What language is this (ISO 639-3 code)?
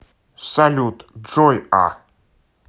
rus